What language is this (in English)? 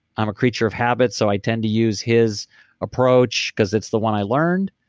English